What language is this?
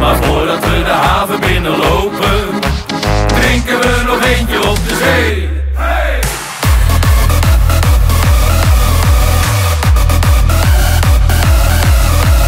Dutch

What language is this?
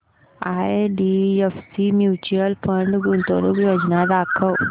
Marathi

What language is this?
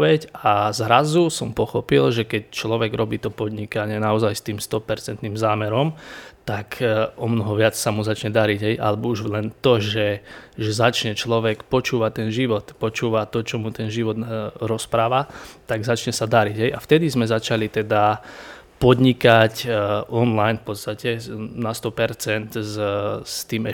Slovak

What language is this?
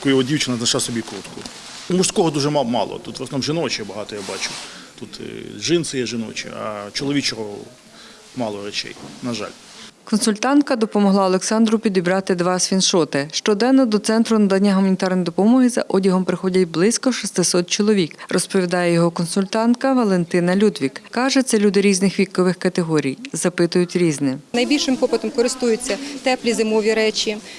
Ukrainian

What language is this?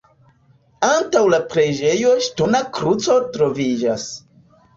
Esperanto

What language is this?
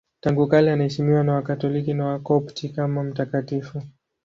Swahili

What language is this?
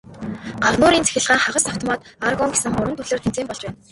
Mongolian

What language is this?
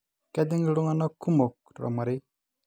Masai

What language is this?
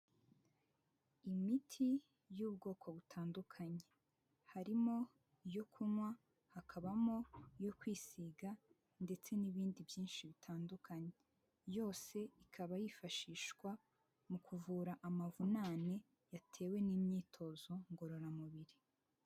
Kinyarwanda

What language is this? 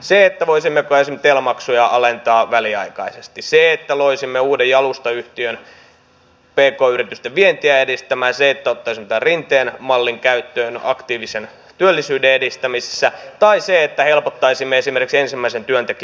Finnish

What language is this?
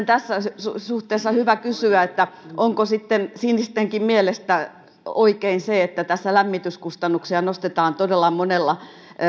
Finnish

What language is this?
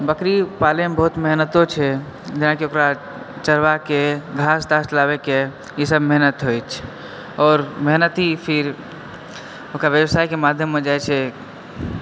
Maithili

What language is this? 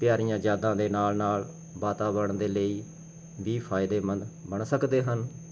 Punjabi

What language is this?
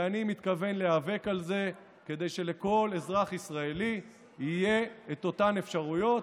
Hebrew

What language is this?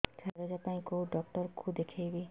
Odia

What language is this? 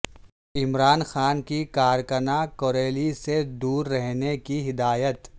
Urdu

